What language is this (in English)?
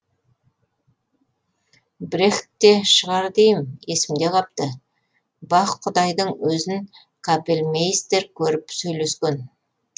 Kazakh